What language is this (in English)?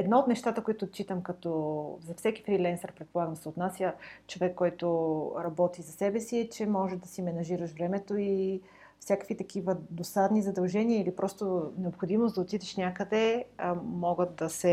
Bulgarian